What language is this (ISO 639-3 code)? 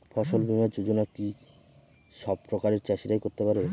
ben